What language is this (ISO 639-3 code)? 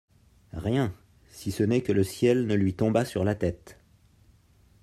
fra